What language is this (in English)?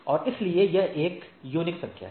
Hindi